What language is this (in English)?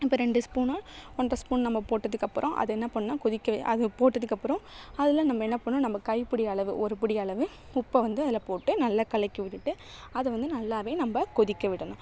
Tamil